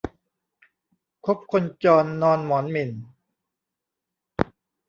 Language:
Thai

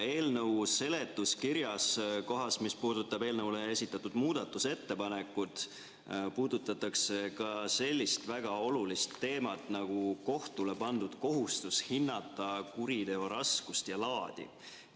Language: Estonian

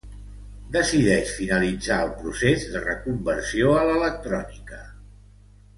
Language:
Catalan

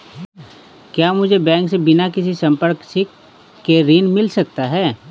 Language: Hindi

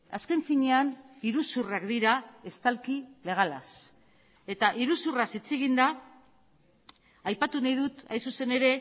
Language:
Basque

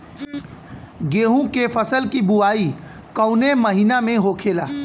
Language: Bhojpuri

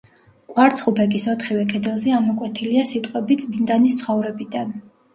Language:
Georgian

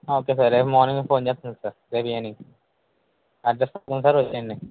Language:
Telugu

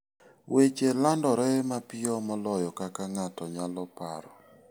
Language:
Luo (Kenya and Tanzania)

